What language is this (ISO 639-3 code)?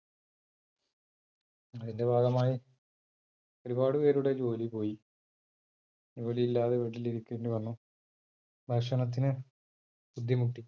mal